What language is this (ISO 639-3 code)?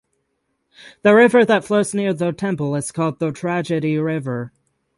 eng